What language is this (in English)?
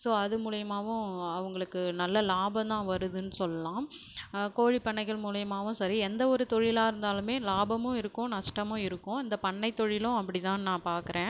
Tamil